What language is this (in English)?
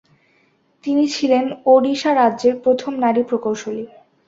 Bangla